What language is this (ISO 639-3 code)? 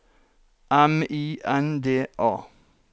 nor